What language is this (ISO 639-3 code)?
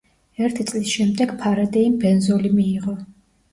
kat